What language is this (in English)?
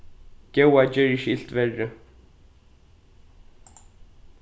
Faroese